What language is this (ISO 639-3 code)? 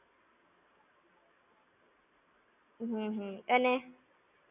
guj